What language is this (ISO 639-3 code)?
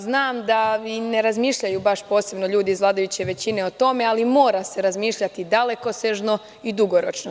srp